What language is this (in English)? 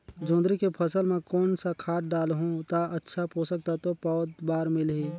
Chhattisgarhi